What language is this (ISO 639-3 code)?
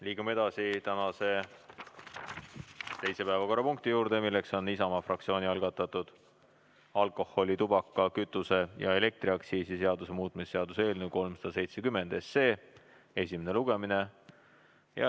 est